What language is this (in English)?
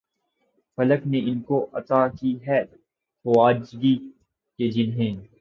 Urdu